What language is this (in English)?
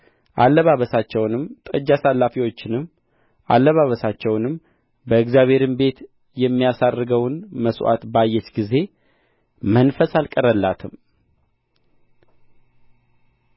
Amharic